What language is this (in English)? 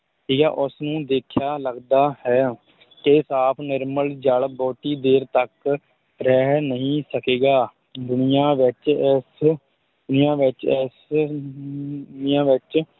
Punjabi